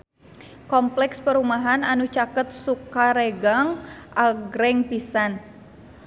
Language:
Sundanese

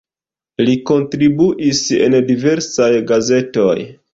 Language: Esperanto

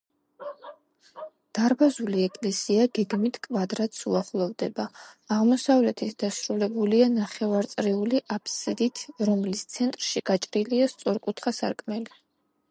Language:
Georgian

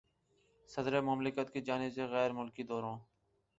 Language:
Urdu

